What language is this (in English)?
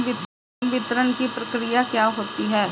Hindi